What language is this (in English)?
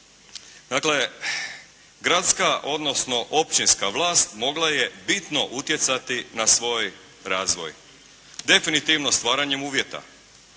Croatian